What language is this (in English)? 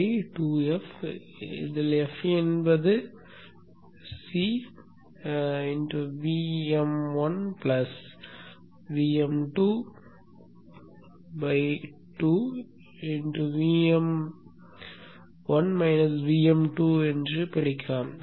Tamil